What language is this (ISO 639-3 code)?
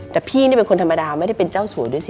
tha